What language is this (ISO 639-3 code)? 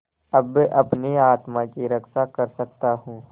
hin